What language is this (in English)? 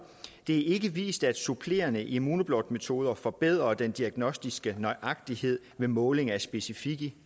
Danish